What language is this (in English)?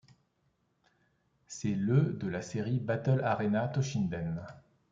French